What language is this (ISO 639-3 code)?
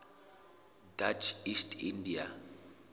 sot